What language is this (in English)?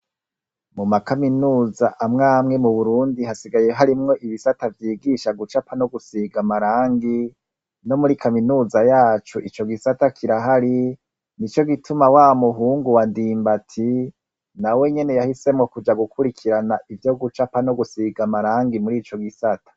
Rundi